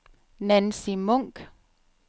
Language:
Danish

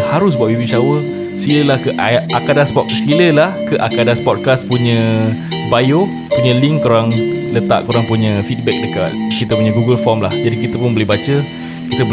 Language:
Malay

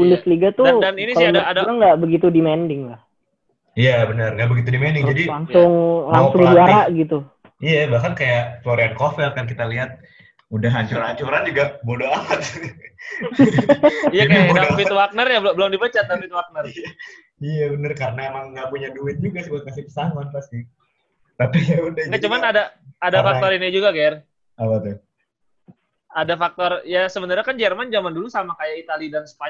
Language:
Indonesian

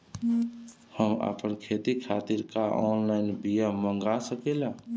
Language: Bhojpuri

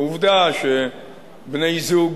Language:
Hebrew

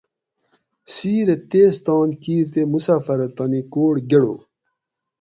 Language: Gawri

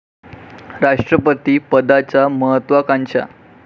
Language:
Marathi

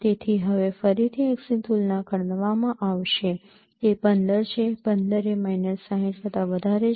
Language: Gujarati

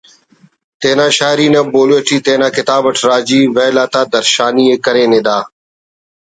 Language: Brahui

